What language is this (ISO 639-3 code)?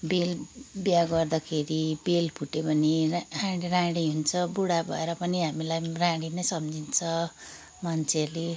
nep